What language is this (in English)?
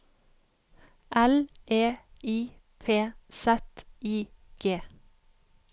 Norwegian